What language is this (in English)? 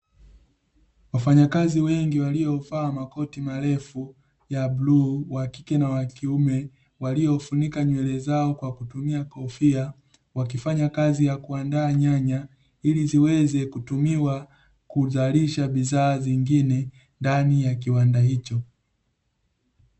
Swahili